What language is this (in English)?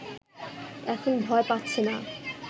Bangla